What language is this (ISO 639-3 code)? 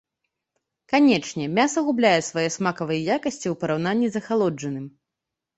bel